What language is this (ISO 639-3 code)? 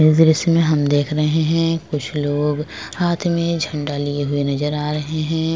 hin